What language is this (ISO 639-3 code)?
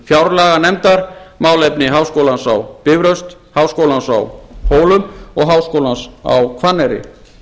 isl